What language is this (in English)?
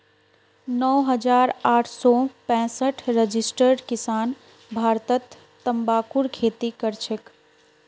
Magahi